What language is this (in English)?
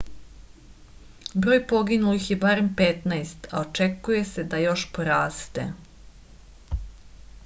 Serbian